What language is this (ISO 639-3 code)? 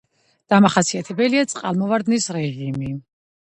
kat